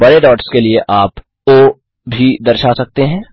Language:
Hindi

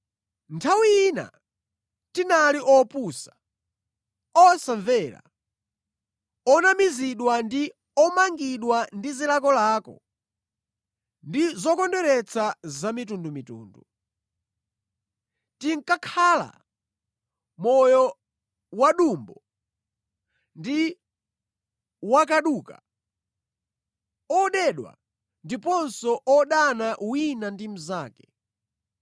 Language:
Nyanja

